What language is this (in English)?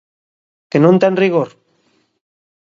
Galician